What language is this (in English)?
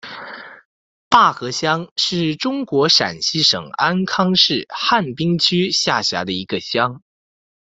Chinese